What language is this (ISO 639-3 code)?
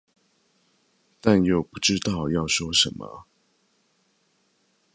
zho